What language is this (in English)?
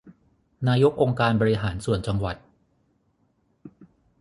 Thai